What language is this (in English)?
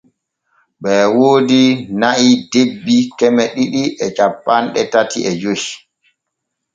Borgu Fulfulde